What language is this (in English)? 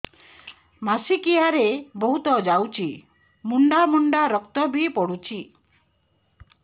Odia